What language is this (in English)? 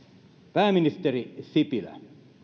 Finnish